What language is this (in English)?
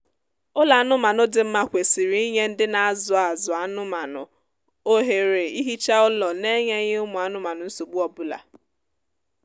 Igbo